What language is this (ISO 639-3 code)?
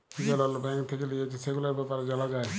ben